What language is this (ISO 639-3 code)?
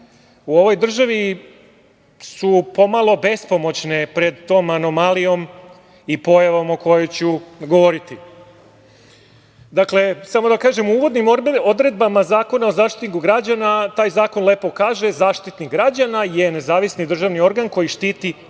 srp